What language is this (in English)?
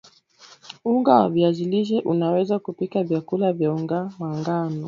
Swahili